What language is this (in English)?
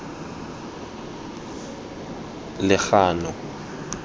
Tswana